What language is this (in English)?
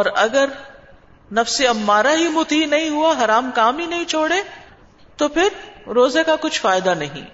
Urdu